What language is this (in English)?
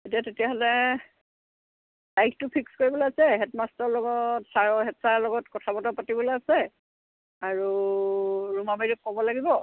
Assamese